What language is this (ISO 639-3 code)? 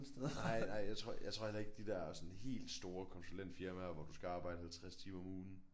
dan